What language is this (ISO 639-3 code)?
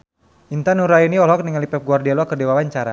sun